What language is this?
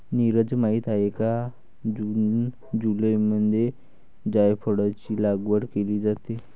Marathi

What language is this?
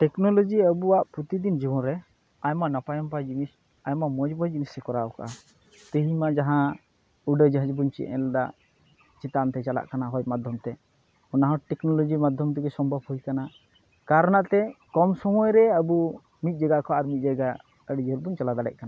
Santali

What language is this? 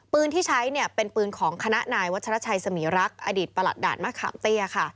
Thai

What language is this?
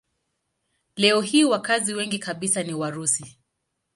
Swahili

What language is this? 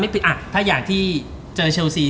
Thai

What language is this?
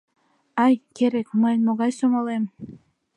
Mari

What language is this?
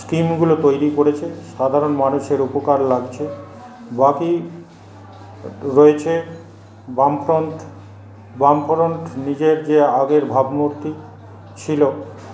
Bangla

